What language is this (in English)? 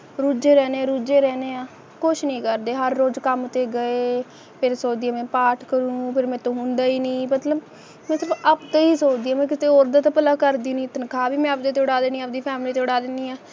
Punjabi